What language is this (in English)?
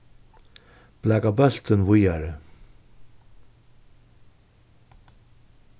Faroese